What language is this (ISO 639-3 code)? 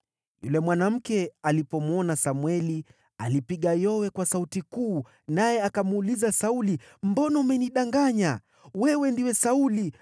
swa